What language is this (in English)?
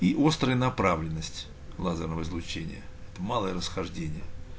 Russian